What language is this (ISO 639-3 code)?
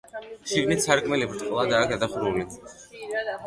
kat